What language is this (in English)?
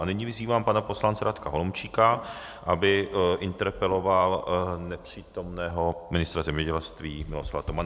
Czech